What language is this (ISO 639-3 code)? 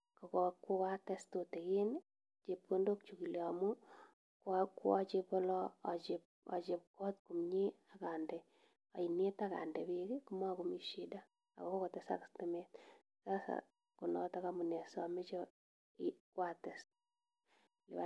kln